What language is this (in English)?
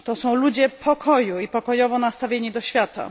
Polish